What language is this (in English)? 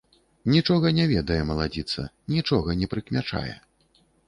Belarusian